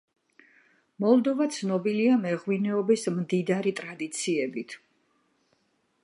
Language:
Georgian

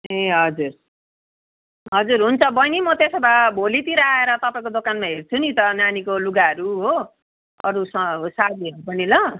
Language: Nepali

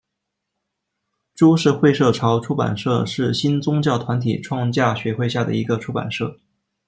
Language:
Chinese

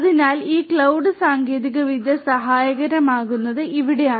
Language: Malayalam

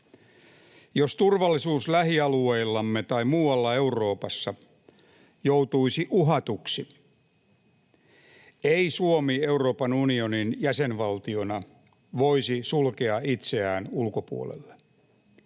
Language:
Finnish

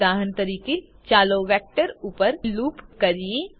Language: Gujarati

